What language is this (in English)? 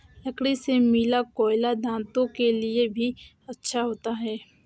Hindi